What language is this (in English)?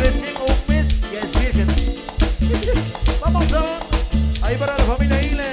Spanish